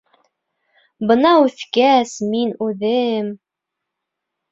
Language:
Bashkir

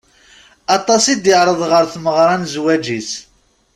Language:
Kabyle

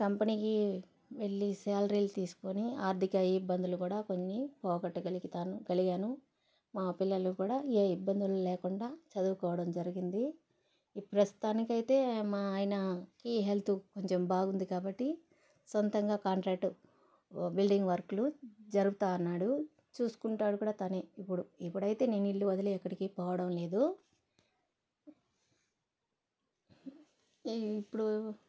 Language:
Telugu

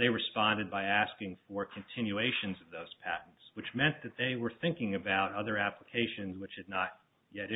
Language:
English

